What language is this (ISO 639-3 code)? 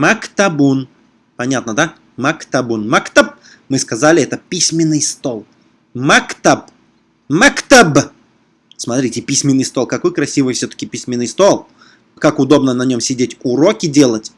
rus